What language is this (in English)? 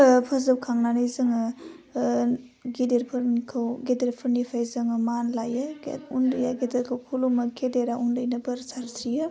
Bodo